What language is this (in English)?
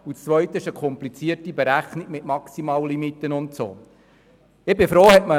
Swiss German